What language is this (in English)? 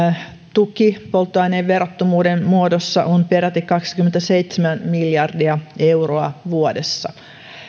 Finnish